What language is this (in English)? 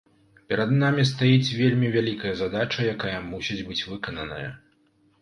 Belarusian